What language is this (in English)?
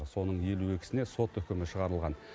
Kazakh